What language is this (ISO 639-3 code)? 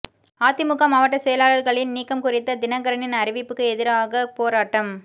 tam